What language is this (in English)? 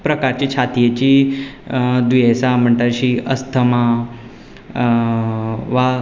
Konkani